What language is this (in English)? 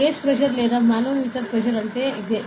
Telugu